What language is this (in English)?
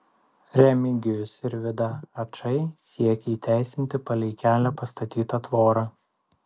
Lithuanian